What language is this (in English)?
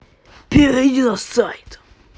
Russian